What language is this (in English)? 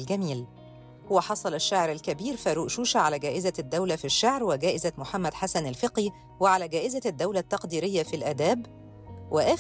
Arabic